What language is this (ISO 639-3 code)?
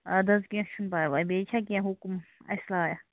kas